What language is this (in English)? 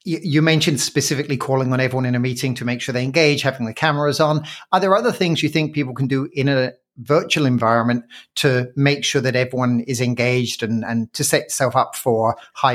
English